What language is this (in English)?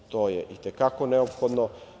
Serbian